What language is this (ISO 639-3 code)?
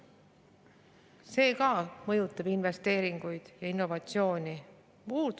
est